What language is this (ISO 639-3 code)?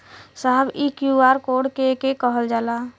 bho